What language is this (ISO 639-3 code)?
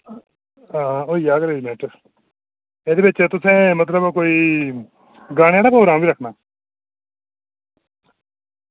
doi